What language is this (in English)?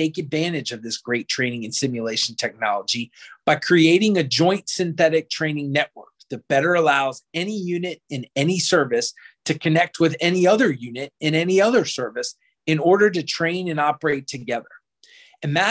English